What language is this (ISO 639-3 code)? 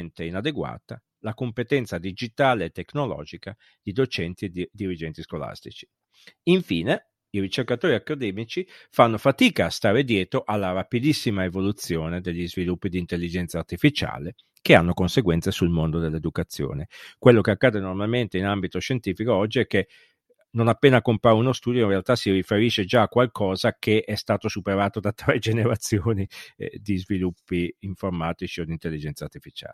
ita